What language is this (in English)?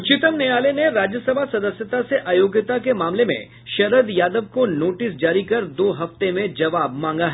Hindi